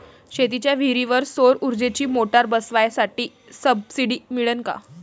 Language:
Marathi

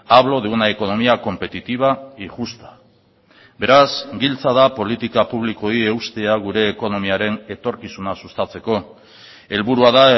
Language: Basque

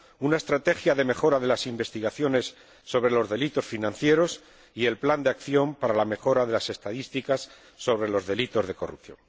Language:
Spanish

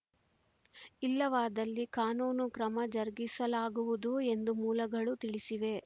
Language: Kannada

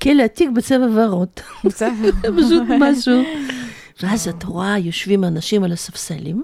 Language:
Hebrew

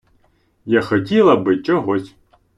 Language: Ukrainian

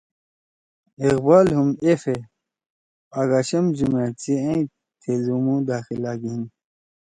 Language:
Torwali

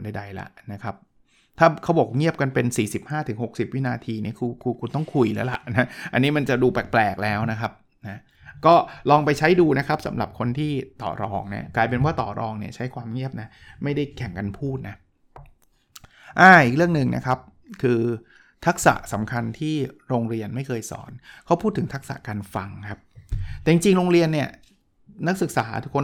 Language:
Thai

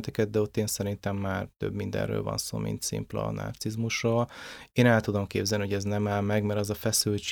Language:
Hungarian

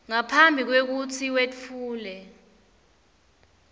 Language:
Swati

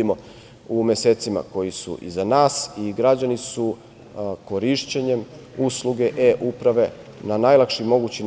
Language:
Serbian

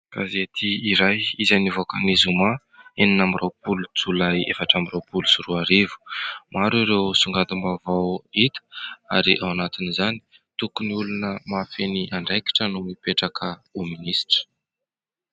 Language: Malagasy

